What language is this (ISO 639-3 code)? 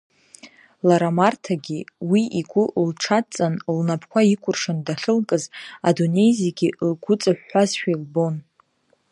abk